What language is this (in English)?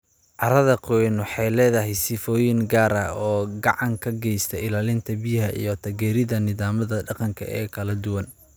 Somali